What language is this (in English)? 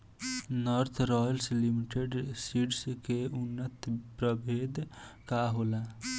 Bhojpuri